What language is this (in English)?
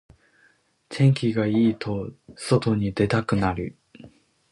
Japanese